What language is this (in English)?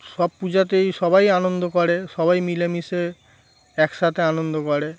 Bangla